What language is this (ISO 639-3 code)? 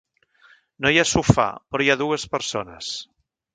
cat